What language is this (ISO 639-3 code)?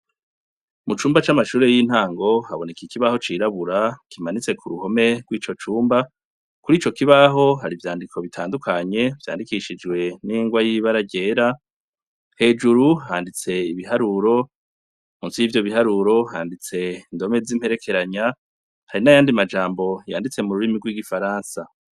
run